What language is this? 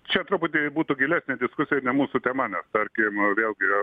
Lithuanian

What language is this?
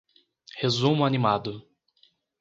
Portuguese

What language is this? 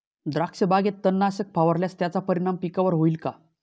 Marathi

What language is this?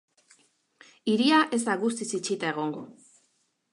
Basque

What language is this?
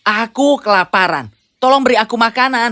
Indonesian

